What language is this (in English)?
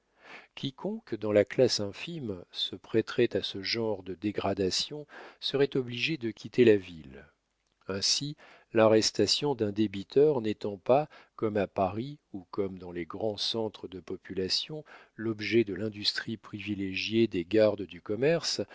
French